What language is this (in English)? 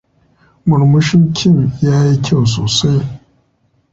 Hausa